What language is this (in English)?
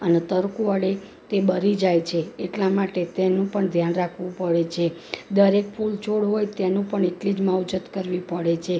Gujarati